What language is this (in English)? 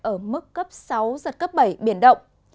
Vietnamese